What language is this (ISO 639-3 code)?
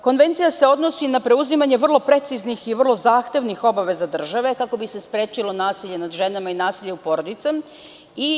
srp